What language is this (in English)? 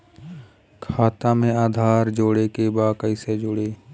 Bhojpuri